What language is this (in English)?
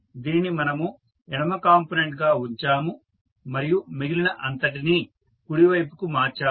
Telugu